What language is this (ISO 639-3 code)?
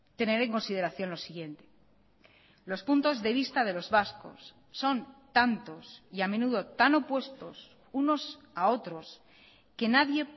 spa